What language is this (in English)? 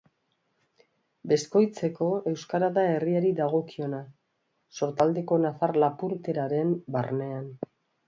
Basque